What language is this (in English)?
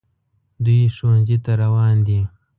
Pashto